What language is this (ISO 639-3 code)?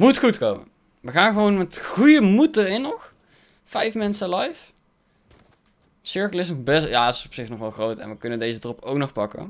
nld